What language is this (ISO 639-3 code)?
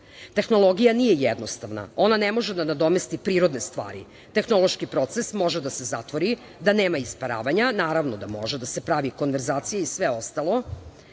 srp